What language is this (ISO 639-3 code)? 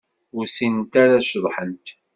kab